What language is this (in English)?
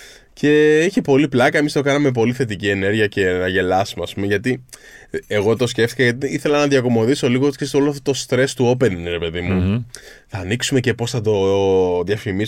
Greek